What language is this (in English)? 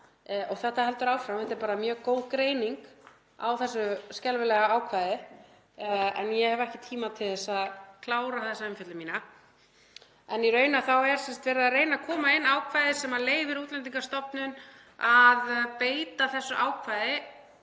Icelandic